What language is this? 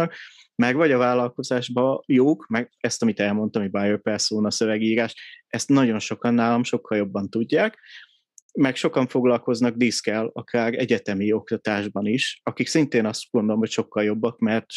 Hungarian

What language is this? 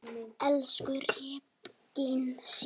Icelandic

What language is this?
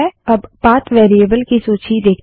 Hindi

